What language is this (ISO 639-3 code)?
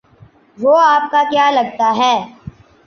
urd